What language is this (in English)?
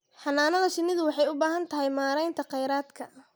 Somali